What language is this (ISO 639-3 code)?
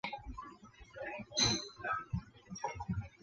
zho